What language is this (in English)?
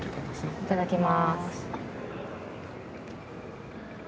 Japanese